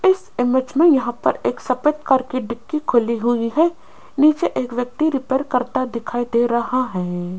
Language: Hindi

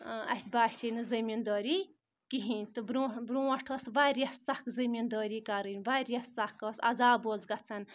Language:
Kashmiri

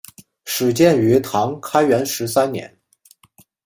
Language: Chinese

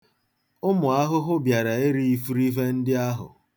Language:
Igbo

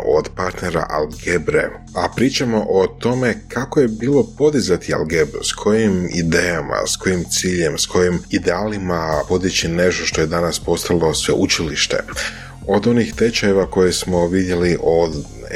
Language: Croatian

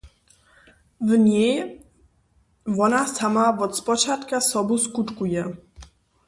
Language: Upper Sorbian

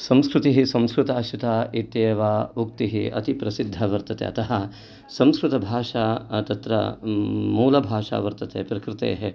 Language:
Sanskrit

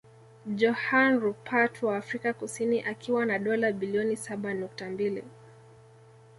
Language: Swahili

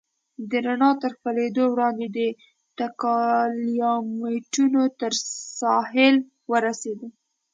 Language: Pashto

